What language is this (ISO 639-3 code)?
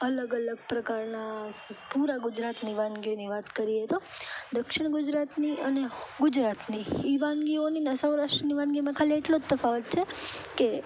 guj